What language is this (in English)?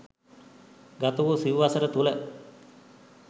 Sinhala